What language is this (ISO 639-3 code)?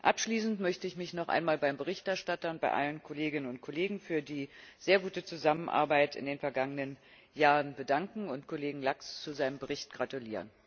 deu